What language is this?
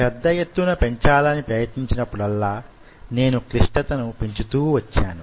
Telugu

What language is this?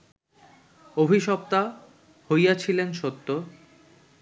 Bangla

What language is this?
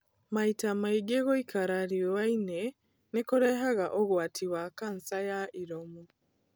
Kikuyu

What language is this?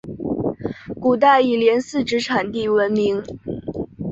Chinese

